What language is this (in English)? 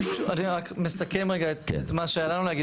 Hebrew